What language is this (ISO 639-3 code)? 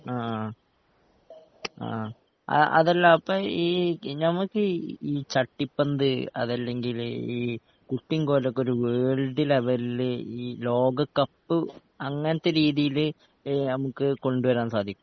mal